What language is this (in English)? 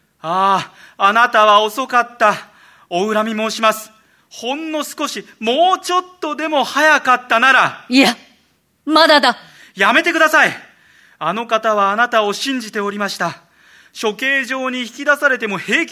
Japanese